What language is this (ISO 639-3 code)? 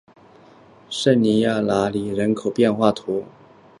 zho